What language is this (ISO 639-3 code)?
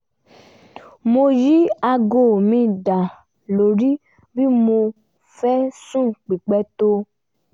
yor